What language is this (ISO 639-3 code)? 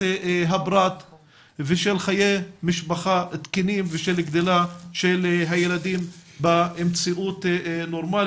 heb